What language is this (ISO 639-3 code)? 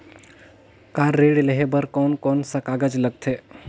hne